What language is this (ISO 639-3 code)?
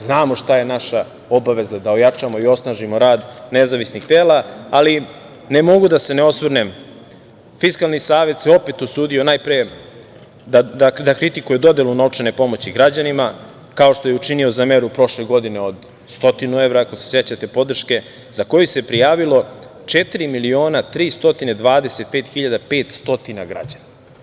srp